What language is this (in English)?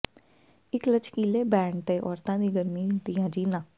Punjabi